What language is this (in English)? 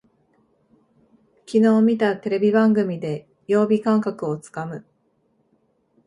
Japanese